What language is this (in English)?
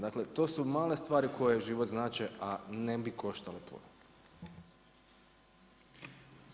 Croatian